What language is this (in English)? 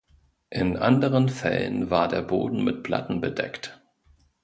German